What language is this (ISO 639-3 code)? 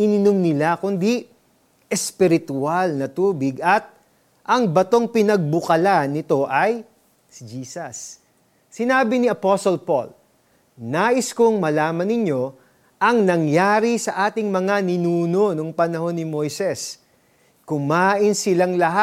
fil